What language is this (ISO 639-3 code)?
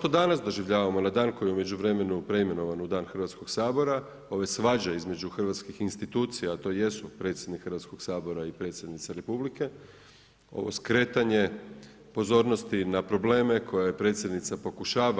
hrv